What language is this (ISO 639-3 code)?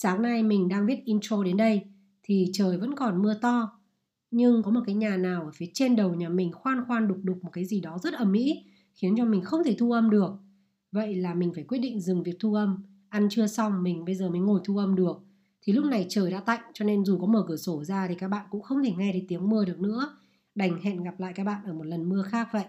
vie